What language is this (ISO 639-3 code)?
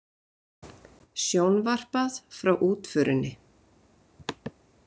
isl